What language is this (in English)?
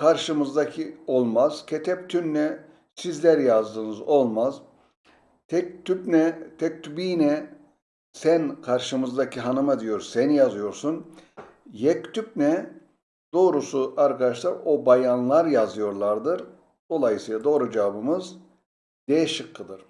Turkish